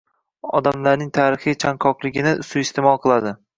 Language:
Uzbek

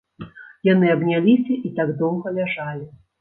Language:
Belarusian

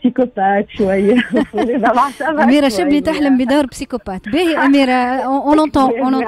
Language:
Arabic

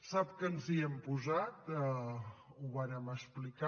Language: Catalan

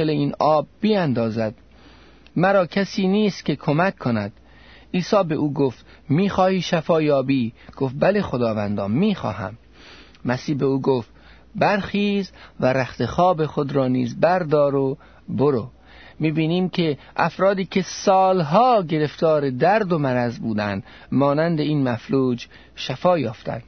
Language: Persian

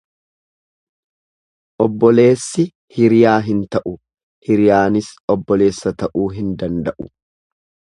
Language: Oromo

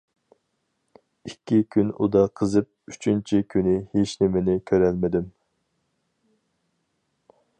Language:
Uyghur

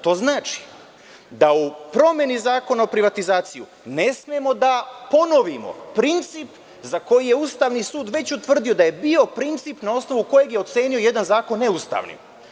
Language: Serbian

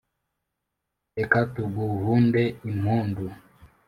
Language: Kinyarwanda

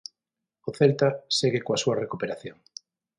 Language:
Galician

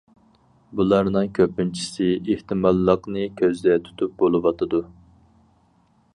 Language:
Uyghur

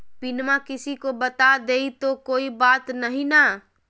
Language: Magahi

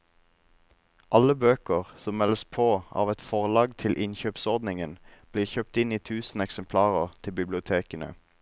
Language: Norwegian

